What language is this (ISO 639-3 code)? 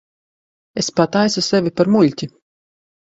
lav